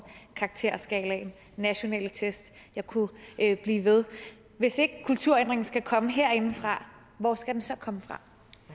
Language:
Danish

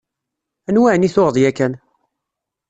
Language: Kabyle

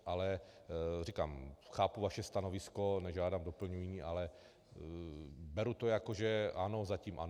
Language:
Czech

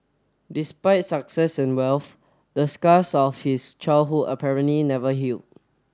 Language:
English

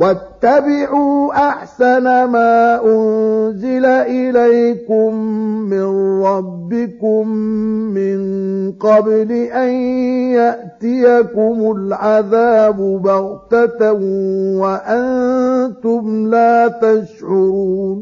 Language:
Arabic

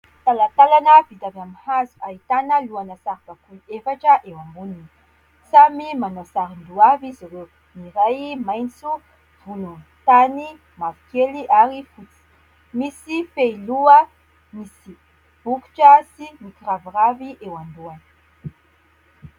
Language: Malagasy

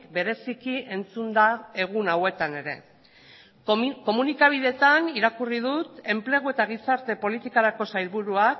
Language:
Basque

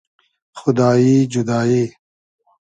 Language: Hazaragi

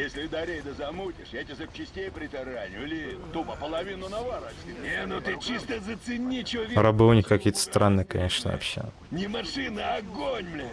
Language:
Russian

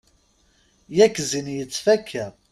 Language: Kabyle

